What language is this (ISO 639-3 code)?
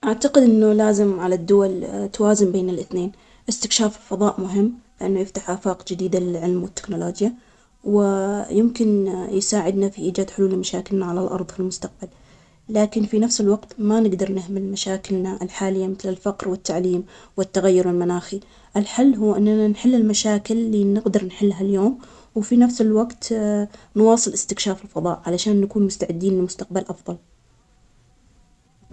acx